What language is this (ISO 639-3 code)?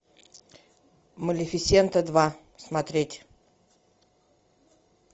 rus